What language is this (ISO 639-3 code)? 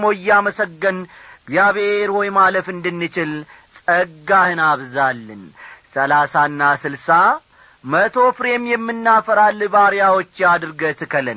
amh